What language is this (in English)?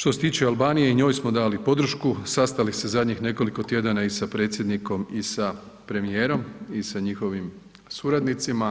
Croatian